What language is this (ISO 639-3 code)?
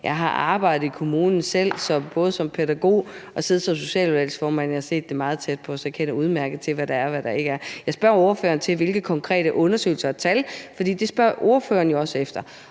dan